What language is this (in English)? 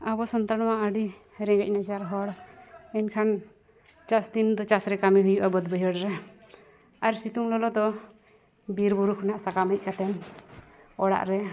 Santali